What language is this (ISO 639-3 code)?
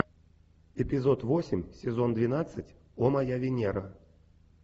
rus